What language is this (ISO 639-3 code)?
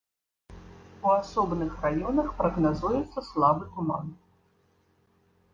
bel